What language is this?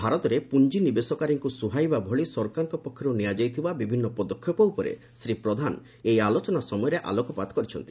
Odia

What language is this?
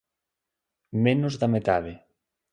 Galician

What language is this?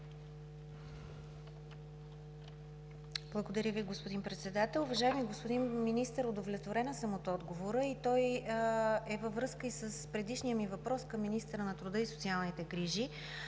Bulgarian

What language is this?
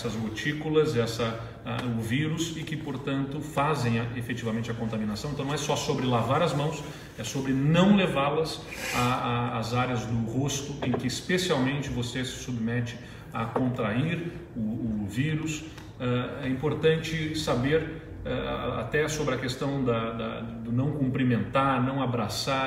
Portuguese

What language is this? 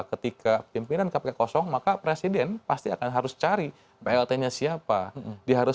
Indonesian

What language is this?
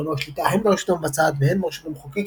Hebrew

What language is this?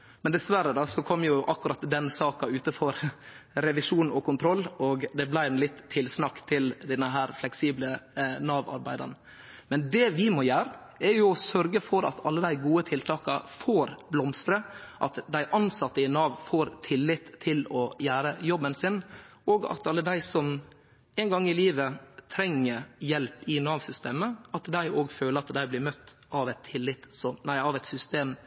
Norwegian Nynorsk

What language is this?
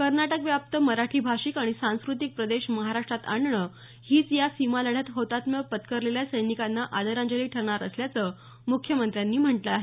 Marathi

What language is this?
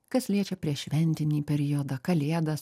Lithuanian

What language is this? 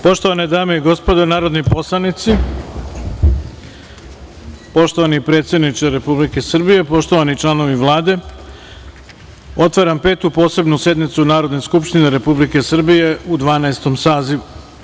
Serbian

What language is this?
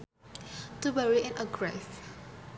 Sundanese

